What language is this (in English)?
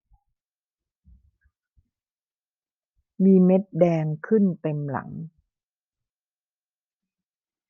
Thai